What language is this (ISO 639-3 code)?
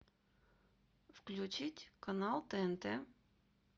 rus